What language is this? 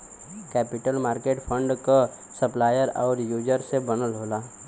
Bhojpuri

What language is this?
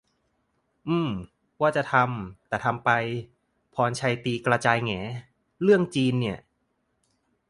Thai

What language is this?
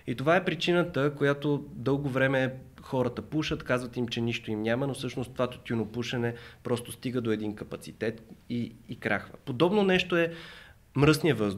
Bulgarian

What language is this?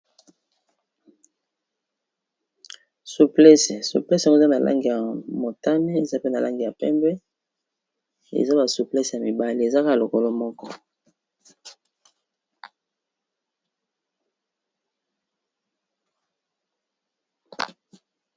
Lingala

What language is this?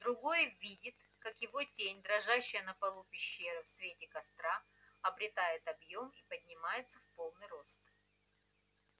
Russian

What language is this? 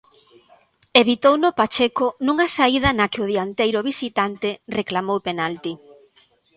Galician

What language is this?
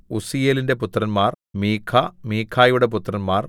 Malayalam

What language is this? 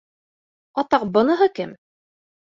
Bashkir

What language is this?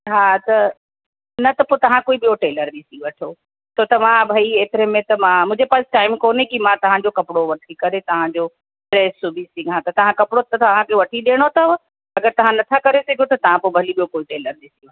Sindhi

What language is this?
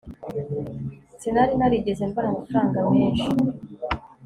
Kinyarwanda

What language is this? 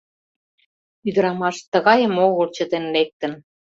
Mari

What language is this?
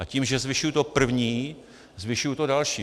Czech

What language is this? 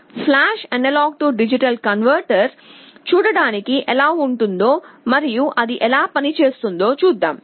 Telugu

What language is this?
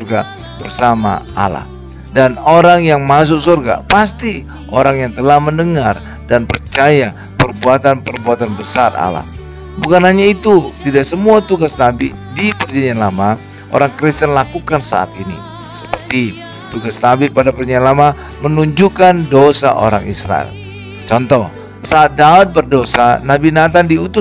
Indonesian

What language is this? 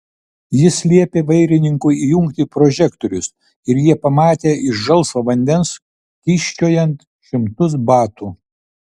Lithuanian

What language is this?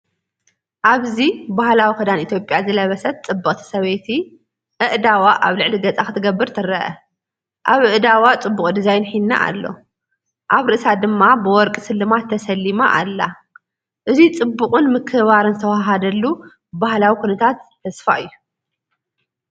Tigrinya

